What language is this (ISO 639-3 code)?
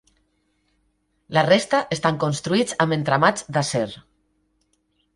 cat